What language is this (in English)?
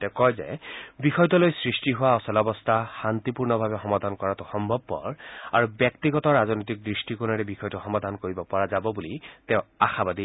Assamese